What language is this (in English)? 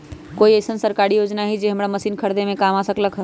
Magahi